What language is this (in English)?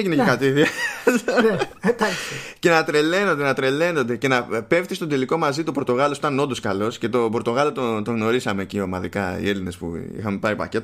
Greek